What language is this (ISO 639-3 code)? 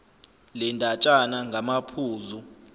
zul